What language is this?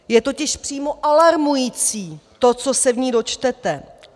Czech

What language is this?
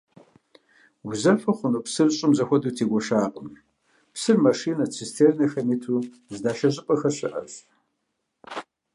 Kabardian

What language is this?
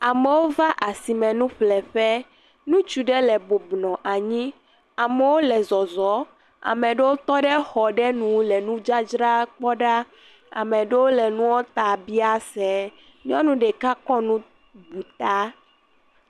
Ewe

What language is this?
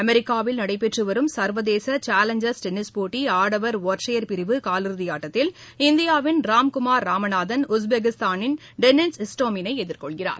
Tamil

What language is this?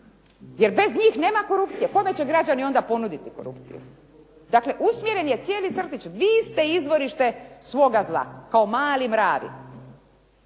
Croatian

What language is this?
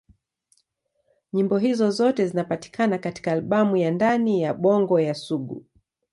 Swahili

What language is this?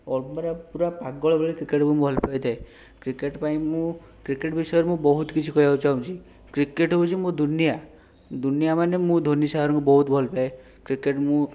Odia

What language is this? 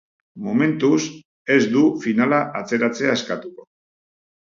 Basque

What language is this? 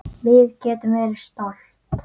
Icelandic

